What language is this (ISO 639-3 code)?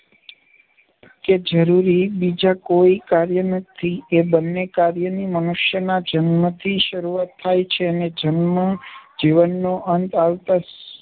guj